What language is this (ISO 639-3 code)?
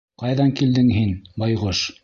bak